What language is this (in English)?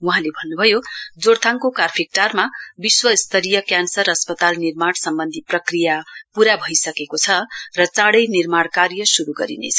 Nepali